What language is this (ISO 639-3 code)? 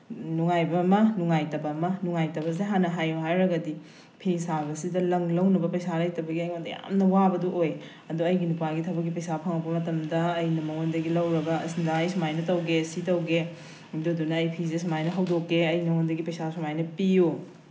mni